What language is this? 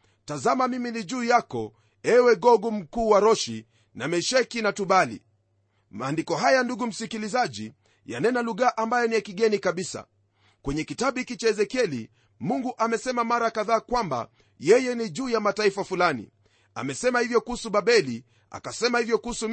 Swahili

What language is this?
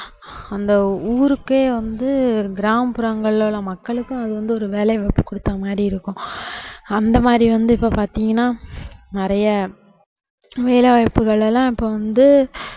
Tamil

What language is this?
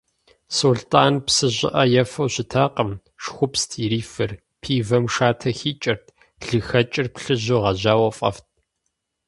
Kabardian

